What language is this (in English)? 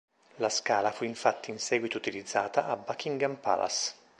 Italian